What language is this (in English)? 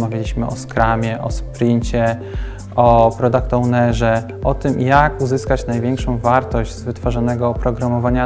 Polish